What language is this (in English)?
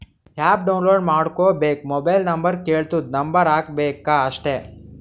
Kannada